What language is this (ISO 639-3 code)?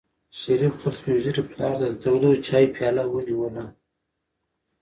pus